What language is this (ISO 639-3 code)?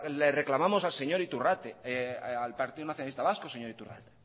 spa